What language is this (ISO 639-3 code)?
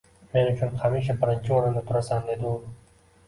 uzb